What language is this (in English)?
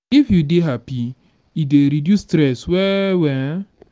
Nigerian Pidgin